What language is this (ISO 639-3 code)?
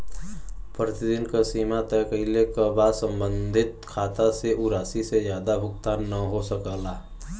bho